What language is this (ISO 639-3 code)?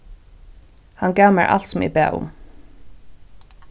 fao